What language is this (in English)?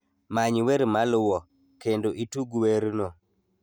Luo (Kenya and Tanzania)